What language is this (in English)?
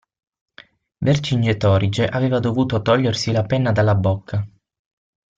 Italian